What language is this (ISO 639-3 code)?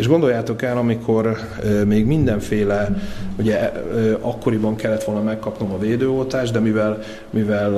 hun